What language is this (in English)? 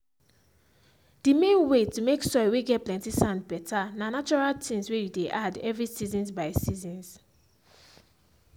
Nigerian Pidgin